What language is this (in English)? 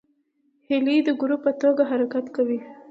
Pashto